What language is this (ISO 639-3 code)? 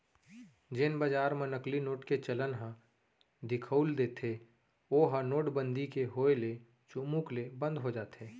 hne